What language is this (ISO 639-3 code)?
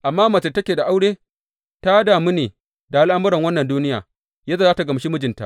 hau